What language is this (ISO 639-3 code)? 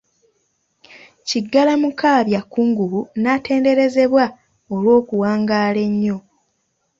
lug